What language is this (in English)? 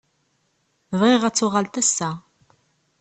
Kabyle